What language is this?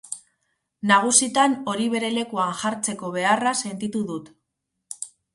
Basque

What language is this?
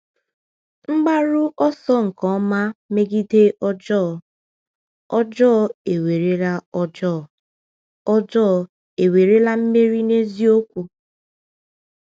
Igbo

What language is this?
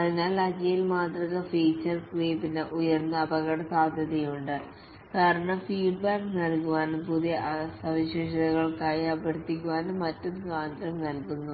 Malayalam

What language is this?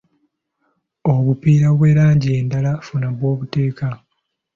Ganda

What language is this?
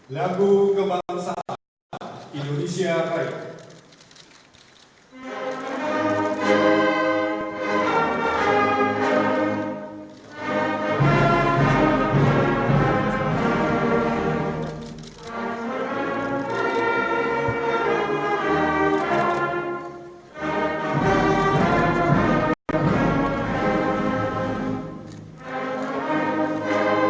Indonesian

